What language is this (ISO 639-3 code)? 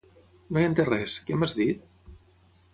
cat